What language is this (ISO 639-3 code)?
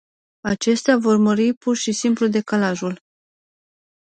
ron